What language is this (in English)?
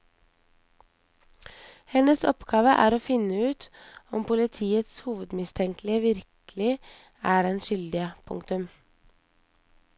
Norwegian